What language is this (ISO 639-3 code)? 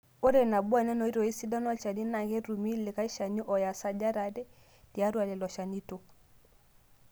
mas